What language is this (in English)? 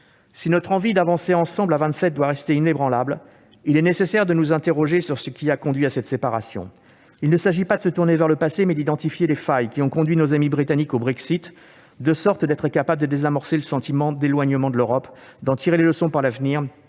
French